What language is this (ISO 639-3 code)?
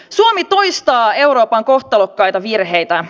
fin